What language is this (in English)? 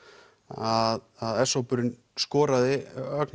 Icelandic